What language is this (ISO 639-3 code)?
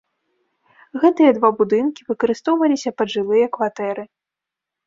bel